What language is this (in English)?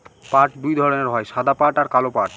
Bangla